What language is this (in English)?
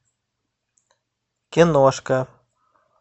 Russian